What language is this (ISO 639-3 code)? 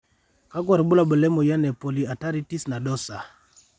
mas